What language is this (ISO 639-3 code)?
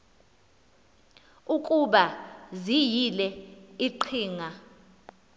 xho